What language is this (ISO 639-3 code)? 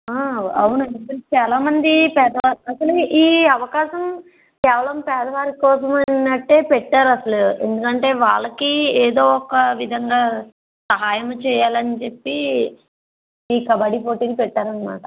tel